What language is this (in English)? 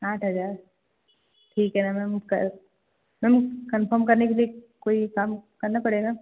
Hindi